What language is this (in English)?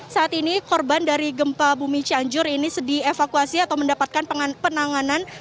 Indonesian